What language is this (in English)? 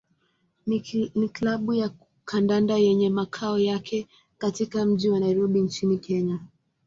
Swahili